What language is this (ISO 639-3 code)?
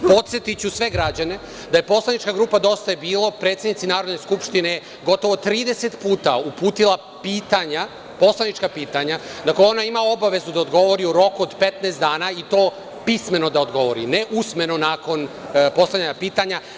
srp